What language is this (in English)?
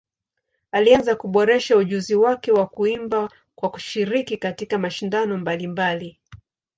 Swahili